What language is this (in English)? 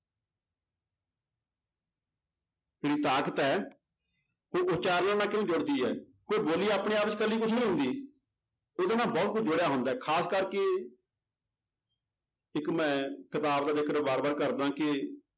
Punjabi